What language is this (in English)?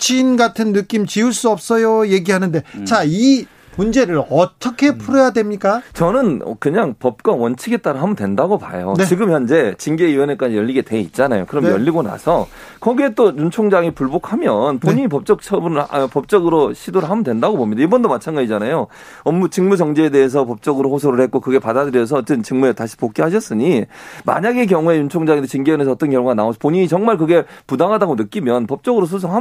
Korean